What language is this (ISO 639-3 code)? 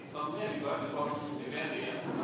ind